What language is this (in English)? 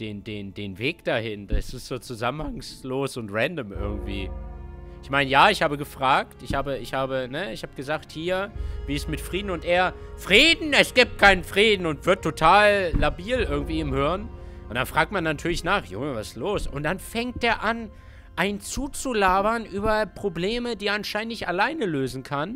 German